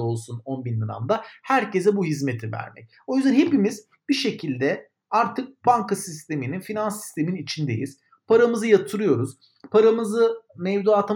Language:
Turkish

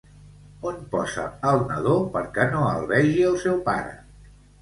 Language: Catalan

